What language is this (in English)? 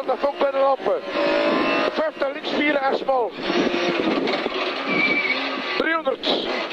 Dutch